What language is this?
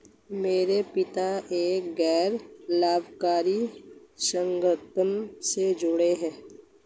Hindi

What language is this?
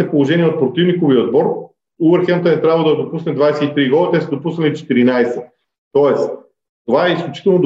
Bulgarian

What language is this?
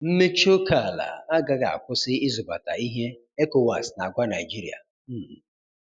Igbo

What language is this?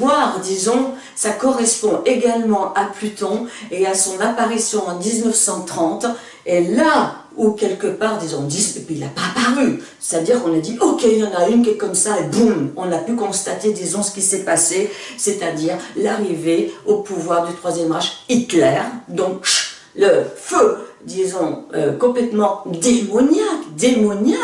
French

